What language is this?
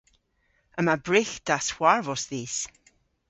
Cornish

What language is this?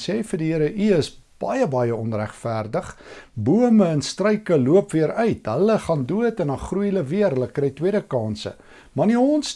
Dutch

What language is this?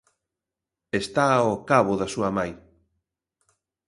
Galician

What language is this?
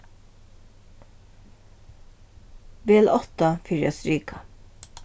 Faroese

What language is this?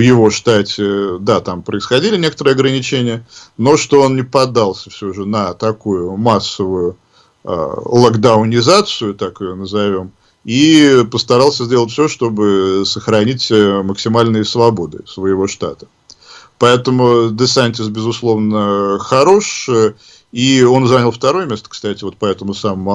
Russian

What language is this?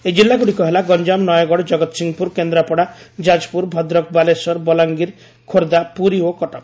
Odia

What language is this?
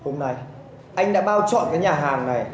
Vietnamese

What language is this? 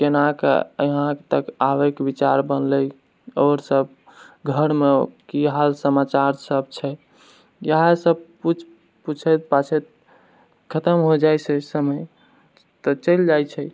Maithili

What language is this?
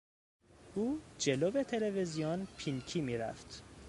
Persian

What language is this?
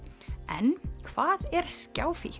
Icelandic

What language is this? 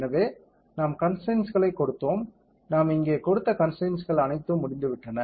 Tamil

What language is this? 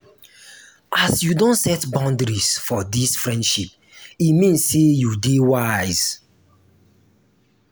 Nigerian Pidgin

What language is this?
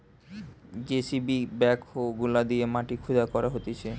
Bangla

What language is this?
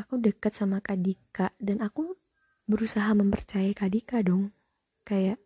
Indonesian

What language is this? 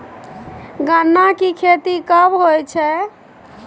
Maithili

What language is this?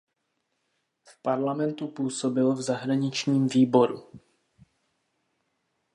Czech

